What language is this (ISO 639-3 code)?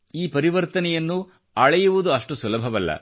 kan